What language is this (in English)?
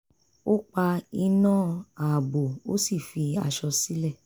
Yoruba